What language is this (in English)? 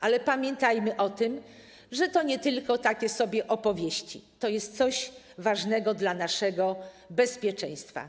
Polish